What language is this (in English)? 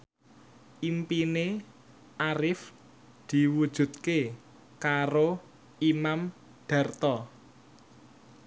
Javanese